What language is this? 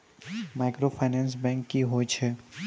Maithili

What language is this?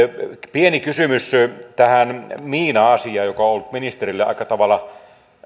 Finnish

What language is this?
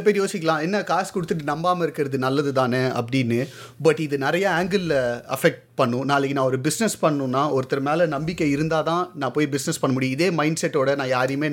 Tamil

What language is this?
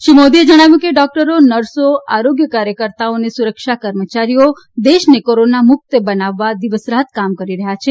Gujarati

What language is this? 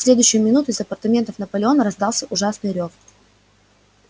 Russian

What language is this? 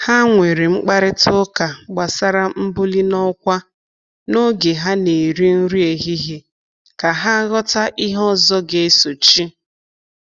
Igbo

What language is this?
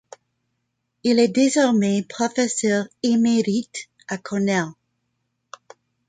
French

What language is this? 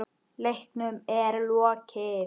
Icelandic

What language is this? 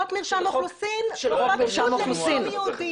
Hebrew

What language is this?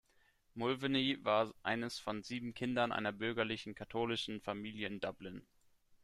German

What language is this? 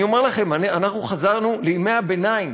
Hebrew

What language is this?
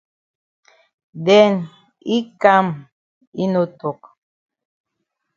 Cameroon Pidgin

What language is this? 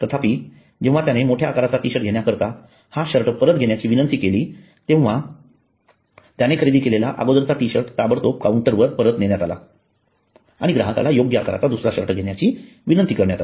Marathi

